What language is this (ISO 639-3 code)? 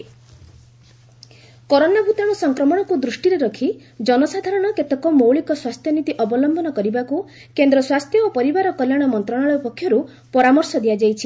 ori